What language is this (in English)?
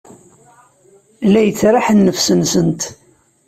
Kabyle